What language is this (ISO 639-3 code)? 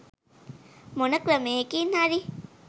sin